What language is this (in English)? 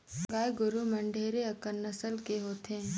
Chhattisgarhi